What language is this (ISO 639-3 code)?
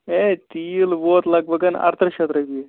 kas